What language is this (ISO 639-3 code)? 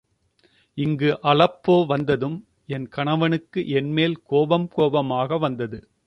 tam